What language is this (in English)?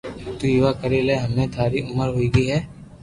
Loarki